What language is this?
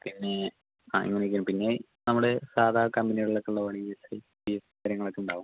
Malayalam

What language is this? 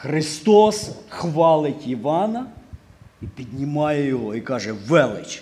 Ukrainian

